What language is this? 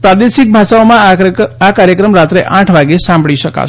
Gujarati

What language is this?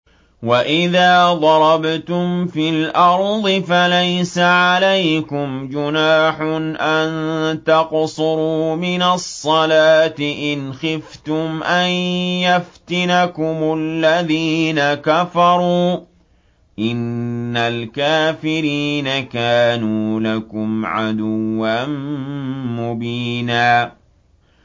Arabic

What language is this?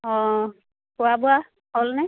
Assamese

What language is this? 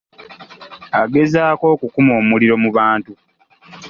Ganda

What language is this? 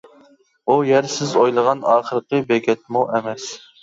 Uyghur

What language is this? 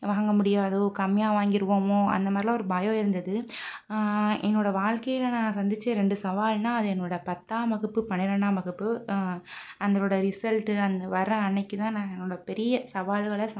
Tamil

